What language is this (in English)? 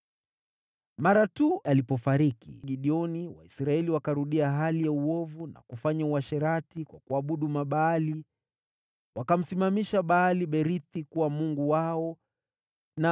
Swahili